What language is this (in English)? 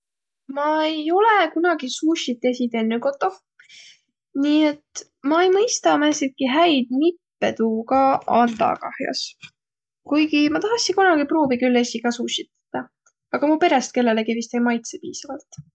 Võro